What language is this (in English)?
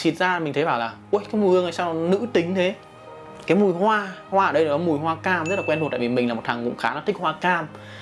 Vietnamese